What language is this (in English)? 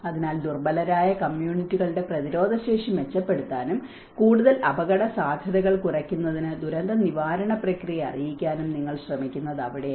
Malayalam